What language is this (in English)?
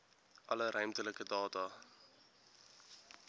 Afrikaans